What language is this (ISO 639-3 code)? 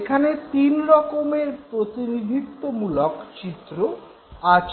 ben